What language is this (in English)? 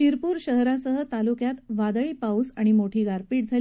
Marathi